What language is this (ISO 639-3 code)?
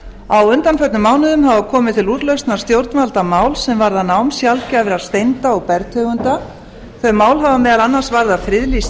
isl